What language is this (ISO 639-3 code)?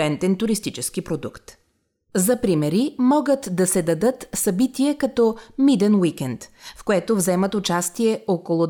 bul